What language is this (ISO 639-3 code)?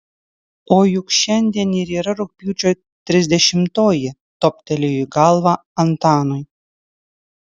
lit